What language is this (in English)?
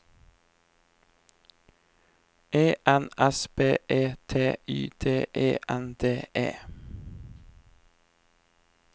Norwegian